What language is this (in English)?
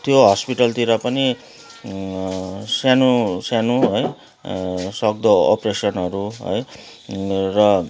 Nepali